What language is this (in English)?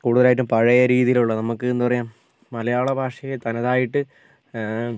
Malayalam